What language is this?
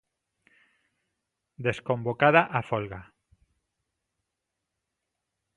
Galician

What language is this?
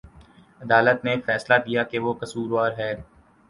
Urdu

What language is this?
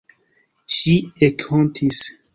Esperanto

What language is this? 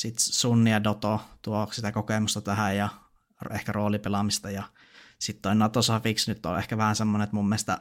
Finnish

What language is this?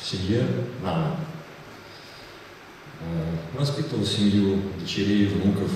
Russian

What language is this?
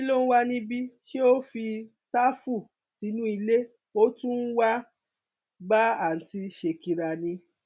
Yoruba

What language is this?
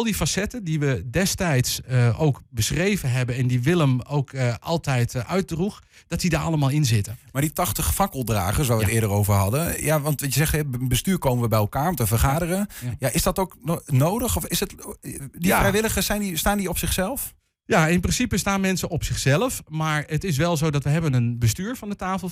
Dutch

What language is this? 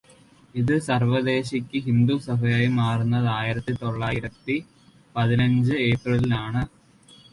Malayalam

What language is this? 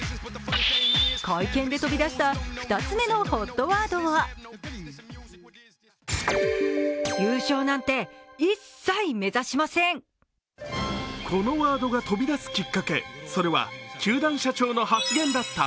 Japanese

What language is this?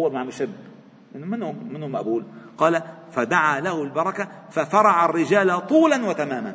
Arabic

